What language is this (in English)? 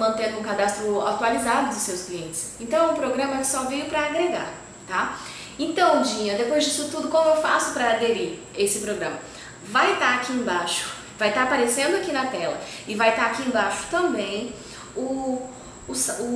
Portuguese